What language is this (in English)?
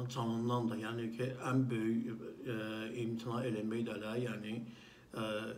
Turkish